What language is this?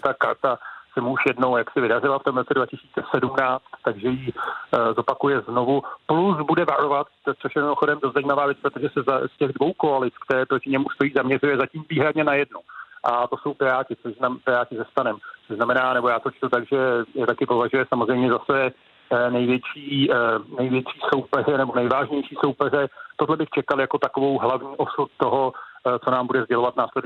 Czech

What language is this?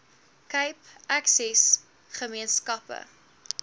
Afrikaans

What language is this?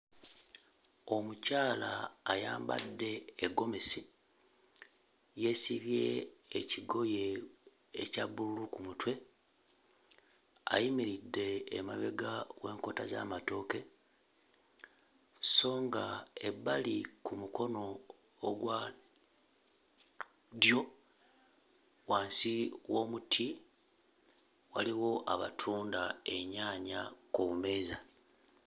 Ganda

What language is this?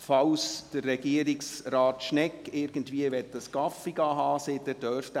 Swiss German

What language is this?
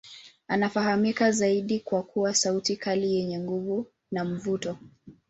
Swahili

